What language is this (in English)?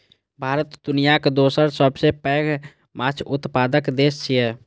Maithili